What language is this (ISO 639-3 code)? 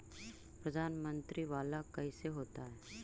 mag